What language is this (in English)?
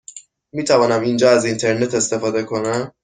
Persian